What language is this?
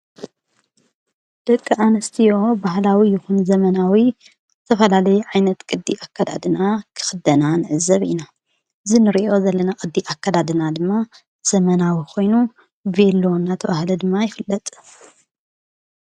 Tigrinya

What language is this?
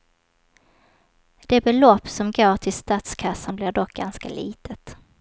Swedish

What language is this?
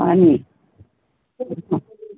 Assamese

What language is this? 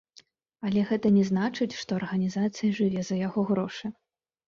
Belarusian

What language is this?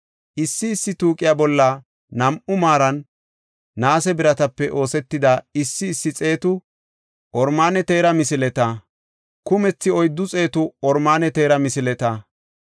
Gofa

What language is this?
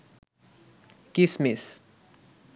Bangla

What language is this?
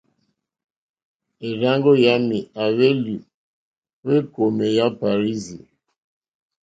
Mokpwe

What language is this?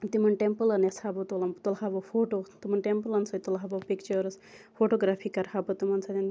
Kashmiri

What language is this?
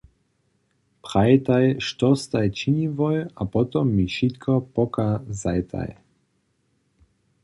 Upper Sorbian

